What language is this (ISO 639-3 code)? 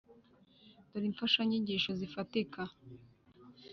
kin